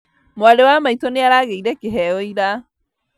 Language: Kikuyu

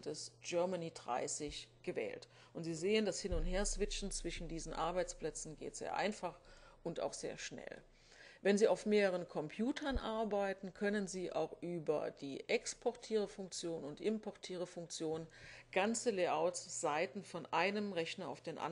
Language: German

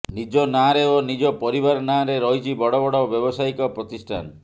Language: Odia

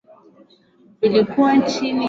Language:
Swahili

